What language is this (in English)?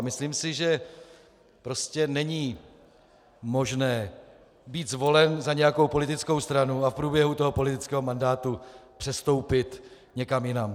Czech